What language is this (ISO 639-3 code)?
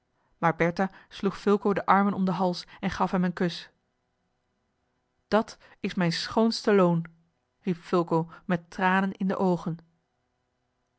nld